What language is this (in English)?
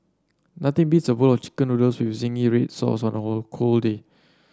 English